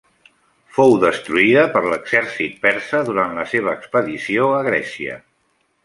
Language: Catalan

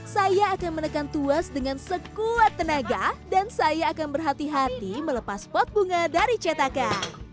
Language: Indonesian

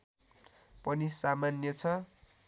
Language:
Nepali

